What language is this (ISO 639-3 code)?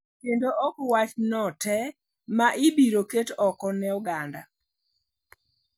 luo